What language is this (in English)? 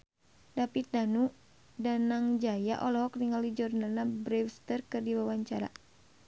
Sundanese